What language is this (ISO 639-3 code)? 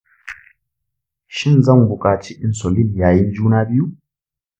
hau